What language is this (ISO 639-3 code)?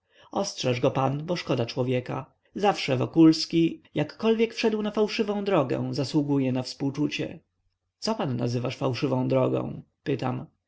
pol